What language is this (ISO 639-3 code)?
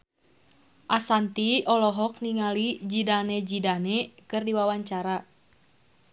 sun